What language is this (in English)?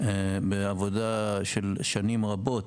Hebrew